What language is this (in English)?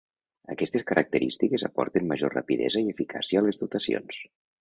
Catalan